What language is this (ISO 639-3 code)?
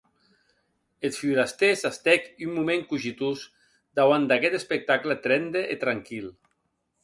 oci